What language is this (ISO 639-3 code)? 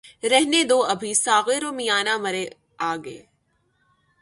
urd